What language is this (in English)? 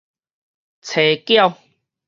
Min Nan Chinese